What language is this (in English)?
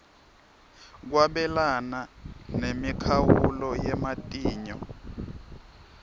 Swati